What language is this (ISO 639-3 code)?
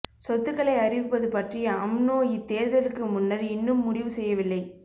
tam